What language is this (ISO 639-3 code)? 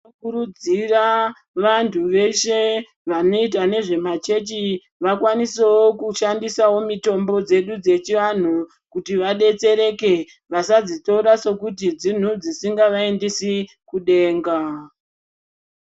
ndc